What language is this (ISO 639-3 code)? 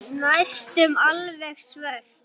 isl